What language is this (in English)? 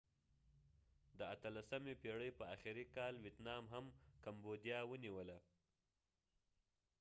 Pashto